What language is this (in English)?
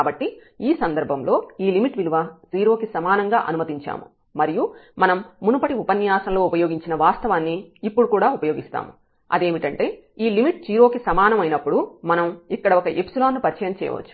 Telugu